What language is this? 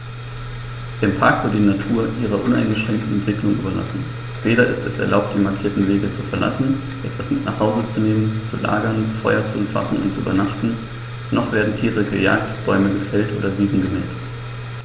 German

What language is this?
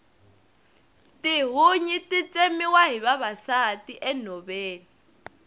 Tsonga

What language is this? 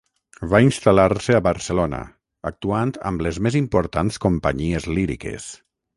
Catalan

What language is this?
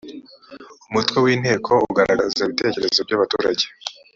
Kinyarwanda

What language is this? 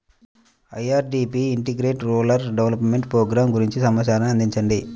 Telugu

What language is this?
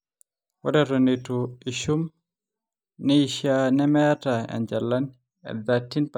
Masai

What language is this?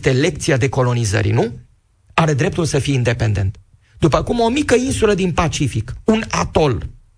Romanian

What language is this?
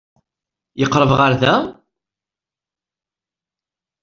Kabyle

